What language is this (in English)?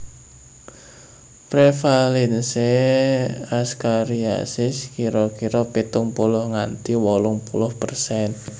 Javanese